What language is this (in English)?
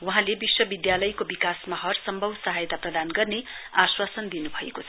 Nepali